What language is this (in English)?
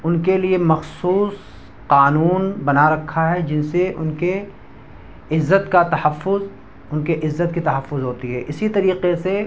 Urdu